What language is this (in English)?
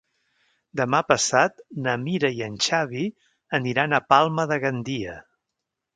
Catalan